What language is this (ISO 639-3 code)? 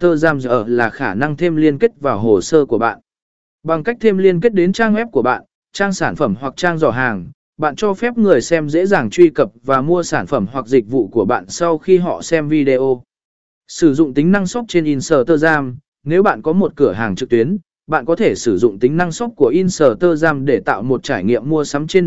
vie